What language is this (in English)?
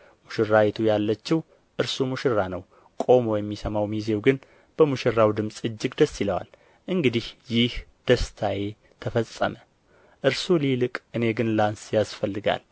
Amharic